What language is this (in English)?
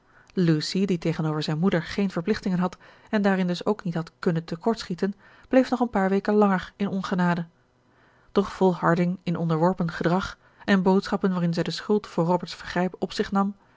Dutch